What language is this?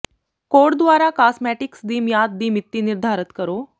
Punjabi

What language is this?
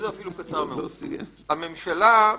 Hebrew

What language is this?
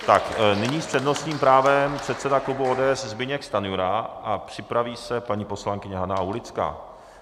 Czech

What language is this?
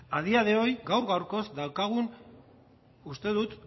Basque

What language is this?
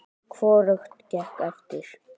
Icelandic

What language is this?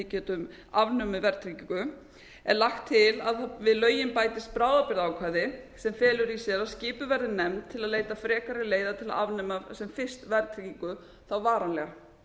Icelandic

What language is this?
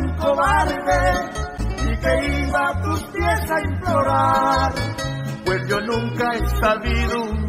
Spanish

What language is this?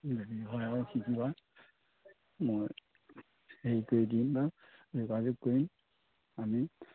Assamese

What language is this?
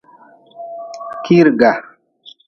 Nawdm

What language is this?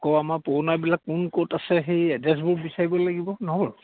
Assamese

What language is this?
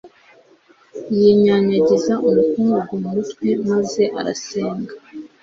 Kinyarwanda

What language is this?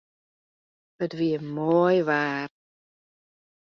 Western Frisian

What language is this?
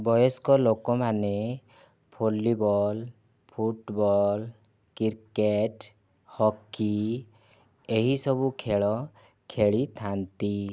Odia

